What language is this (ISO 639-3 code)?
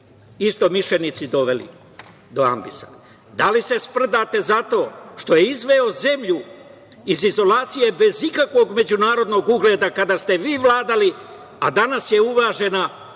srp